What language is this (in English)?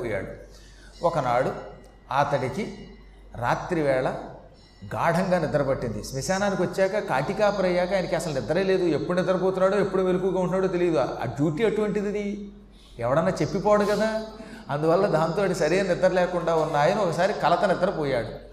Telugu